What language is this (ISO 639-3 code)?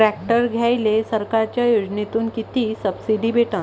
mar